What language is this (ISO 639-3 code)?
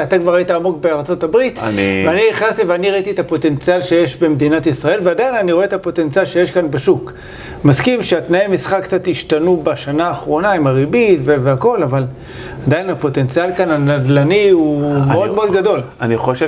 heb